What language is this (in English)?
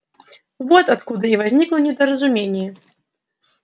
Russian